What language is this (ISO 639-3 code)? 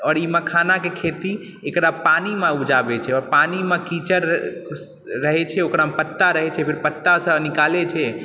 mai